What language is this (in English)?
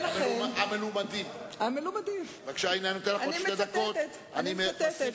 Hebrew